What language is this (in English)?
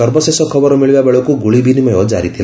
Odia